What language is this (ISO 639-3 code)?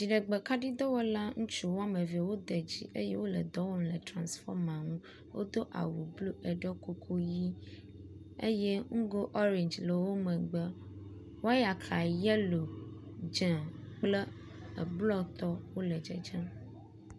ewe